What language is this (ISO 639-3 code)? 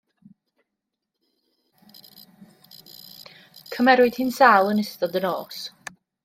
cym